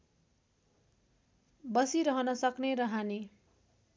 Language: Nepali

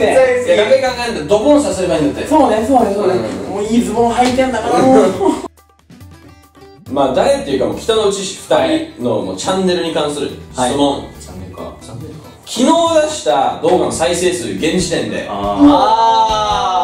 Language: Japanese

